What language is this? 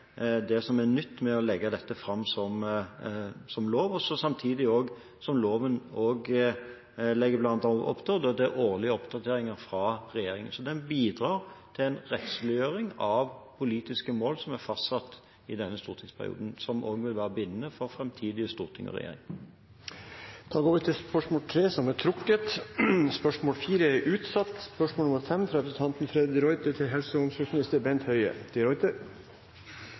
Norwegian Bokmål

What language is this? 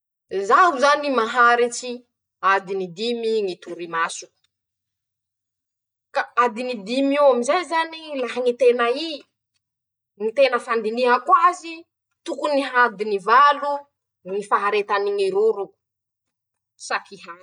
Masikoro Malagasy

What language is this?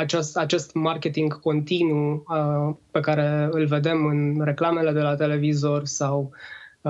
Romanian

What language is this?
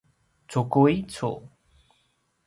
Paiwan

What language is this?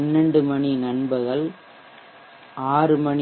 Tamil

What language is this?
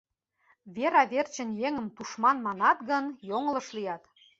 Mari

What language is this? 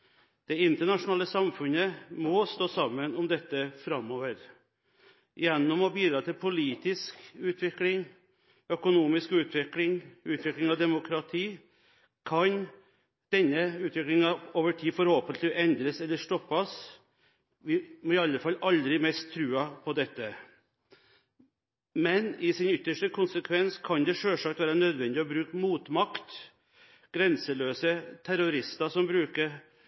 Norwegian Bokmål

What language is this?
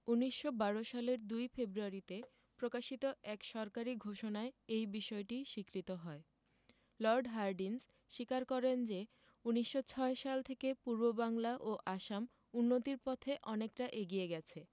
Bangla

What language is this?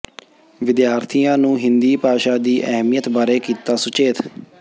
Punjabi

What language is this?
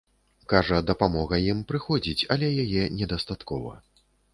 Belarusian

